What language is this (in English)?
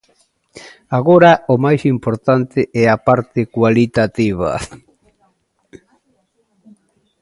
Galician